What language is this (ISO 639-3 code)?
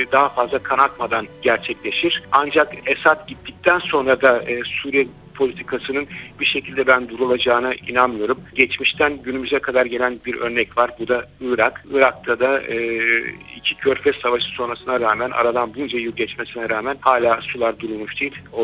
tur